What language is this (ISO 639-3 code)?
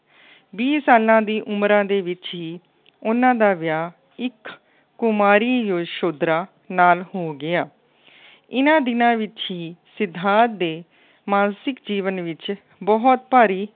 pan